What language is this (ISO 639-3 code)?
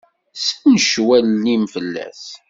kab